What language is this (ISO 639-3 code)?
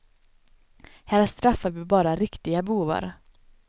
swe